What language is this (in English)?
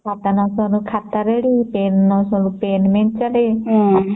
Odia